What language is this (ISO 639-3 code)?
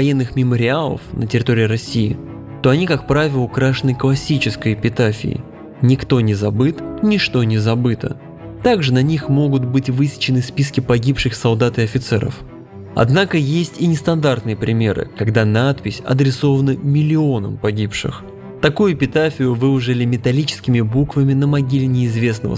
rus